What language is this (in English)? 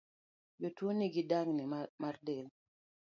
Luo (Kenya and Tanzania)